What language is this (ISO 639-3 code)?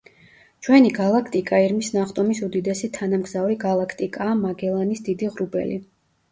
kat